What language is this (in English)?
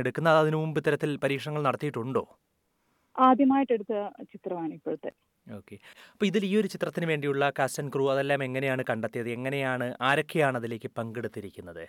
Malayalam